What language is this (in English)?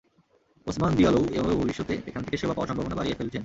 Bangla